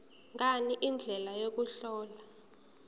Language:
Zulu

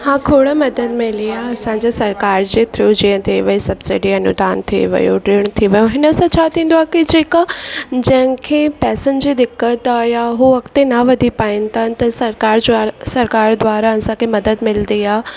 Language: Sindhi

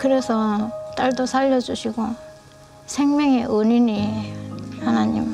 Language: Korean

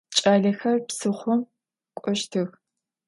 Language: Adyghe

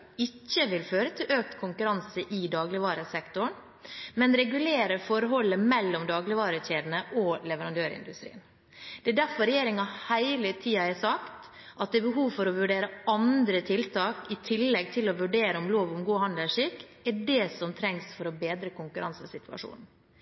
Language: Norwegian Bokmål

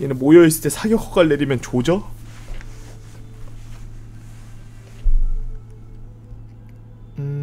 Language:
Korean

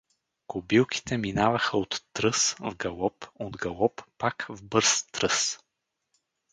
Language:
Bulgarian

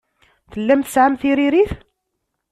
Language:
Kabyle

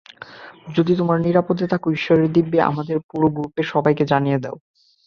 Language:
Bangla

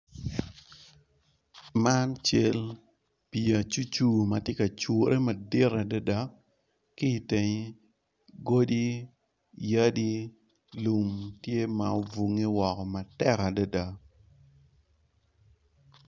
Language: Acoli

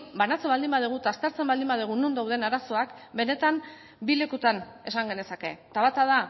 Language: Basque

